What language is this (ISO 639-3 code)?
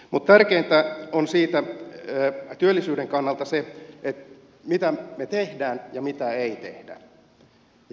fin